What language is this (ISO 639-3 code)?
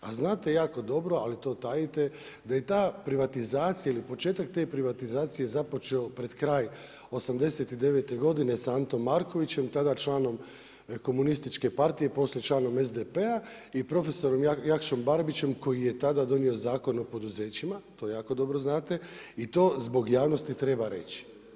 hrv